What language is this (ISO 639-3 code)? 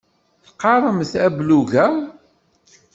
kab